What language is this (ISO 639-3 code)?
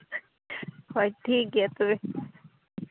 sat